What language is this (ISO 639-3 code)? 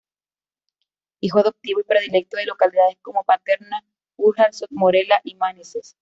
spa